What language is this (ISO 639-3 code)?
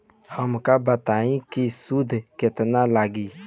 bho